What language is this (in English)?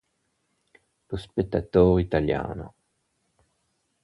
Italian